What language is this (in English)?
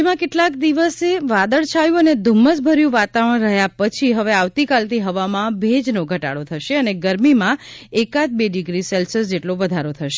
Gujarati